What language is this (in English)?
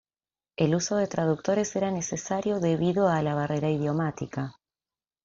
Spanish